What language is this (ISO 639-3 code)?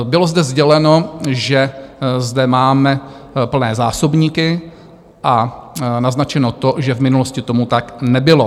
ces